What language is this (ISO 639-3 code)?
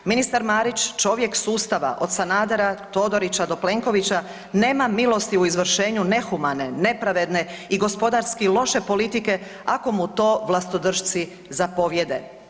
hrv